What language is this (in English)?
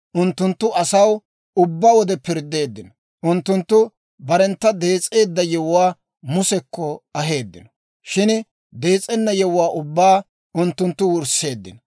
Dawro